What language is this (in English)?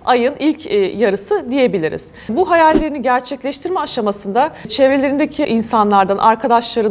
Turkish